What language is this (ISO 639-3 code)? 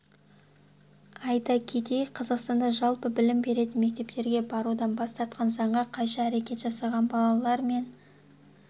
kaz